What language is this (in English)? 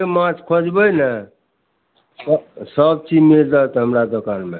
Maithili